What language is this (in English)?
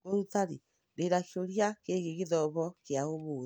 Kikuyu